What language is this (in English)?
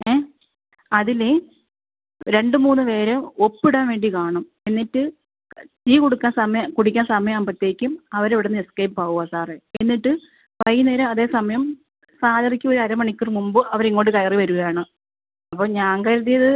Malayalam